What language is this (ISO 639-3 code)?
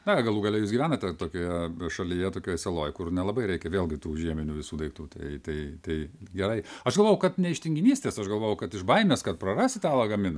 lit